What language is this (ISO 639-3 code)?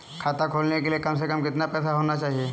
hin